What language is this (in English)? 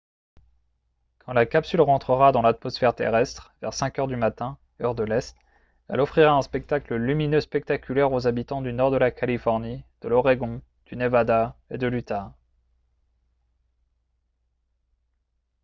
French